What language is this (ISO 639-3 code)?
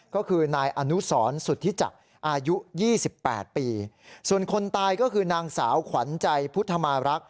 tha